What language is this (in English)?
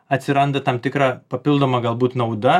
Lithuanian